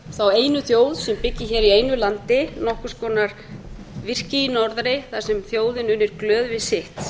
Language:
Icelandic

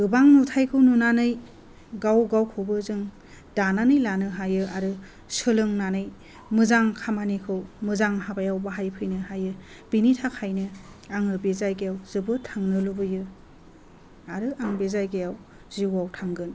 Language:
Bodo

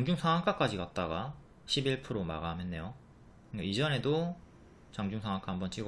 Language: Korean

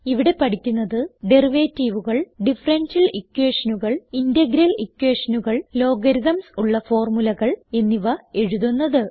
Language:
Malayalam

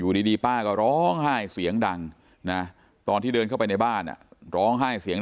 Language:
Thai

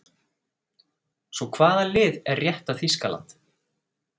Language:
Icelandic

